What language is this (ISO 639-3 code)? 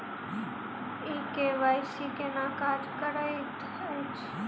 mai